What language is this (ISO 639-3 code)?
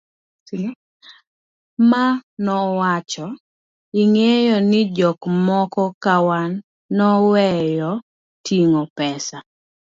luo